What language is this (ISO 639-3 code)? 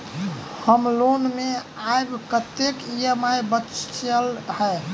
mai